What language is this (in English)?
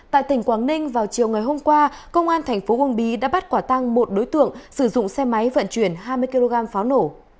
Vietnamese